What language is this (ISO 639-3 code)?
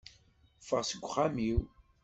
kab